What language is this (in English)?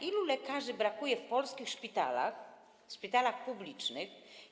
Polish